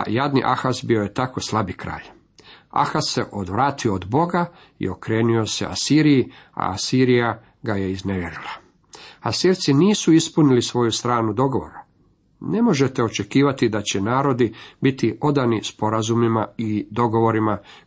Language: Croatian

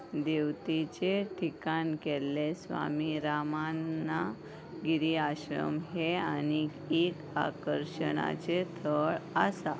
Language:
Konkani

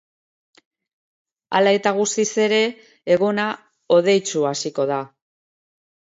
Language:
Basque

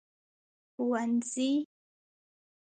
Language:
Pashto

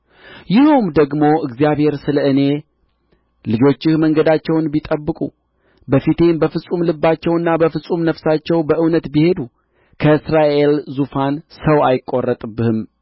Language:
Amharic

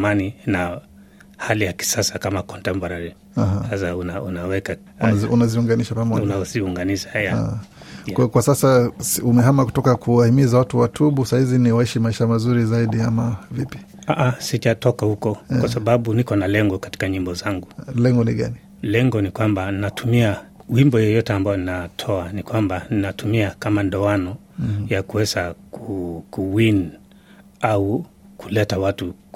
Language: Swahili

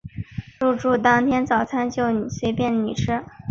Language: Chinese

